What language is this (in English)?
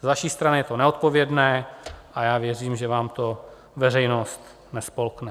Czech